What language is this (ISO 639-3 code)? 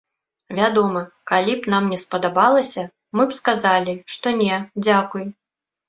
bel